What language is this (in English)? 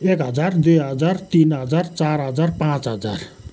Nepali